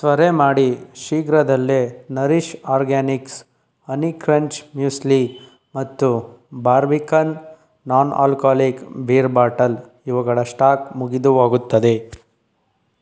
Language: Kannada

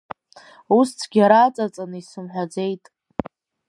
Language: Abkhazian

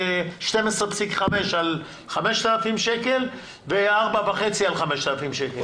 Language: Hebrew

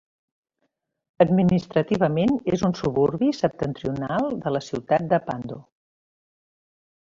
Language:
Catalan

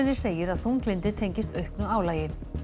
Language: Icelandic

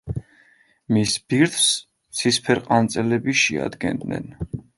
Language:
Georgian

